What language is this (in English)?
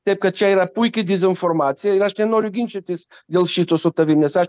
Lithuanian